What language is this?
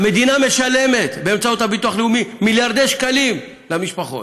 Hebrew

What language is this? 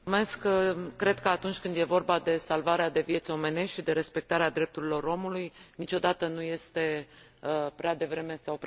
Romanian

